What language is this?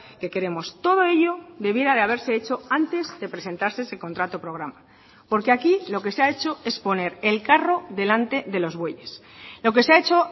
Spanish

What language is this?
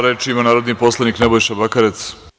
Serbian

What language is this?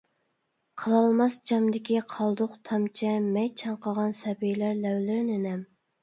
Uyghur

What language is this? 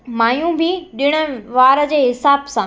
Sindhi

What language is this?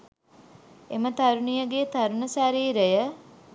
Sinhala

